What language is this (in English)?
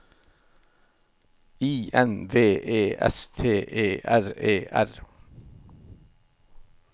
Norwegian